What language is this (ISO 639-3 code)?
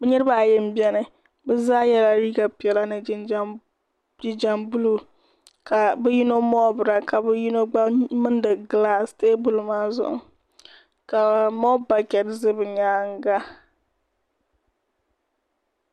dag